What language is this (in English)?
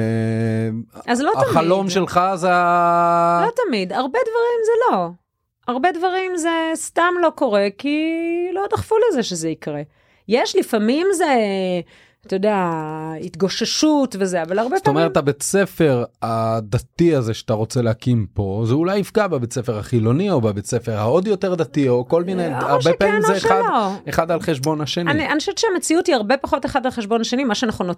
Hebrew